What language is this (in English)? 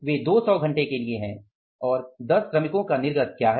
Hindi